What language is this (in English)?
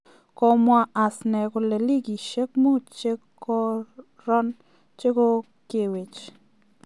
Kalenjin